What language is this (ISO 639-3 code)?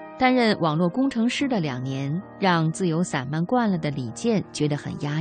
zho